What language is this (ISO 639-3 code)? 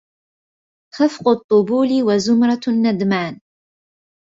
ara